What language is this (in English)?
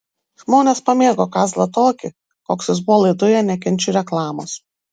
Lithuanian